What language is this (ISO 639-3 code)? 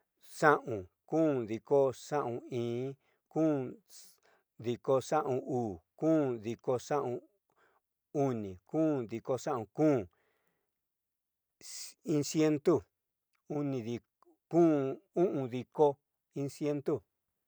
mxy